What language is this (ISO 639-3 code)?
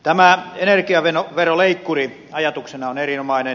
fin